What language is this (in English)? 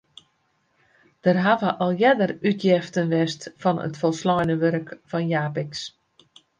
Western Frisian